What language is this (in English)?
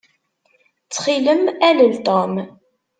Kabyle